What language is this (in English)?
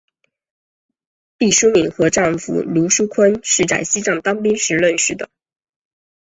Chinese